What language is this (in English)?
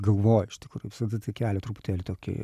Lithuanian